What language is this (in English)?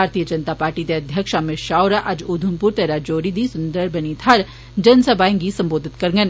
Dogri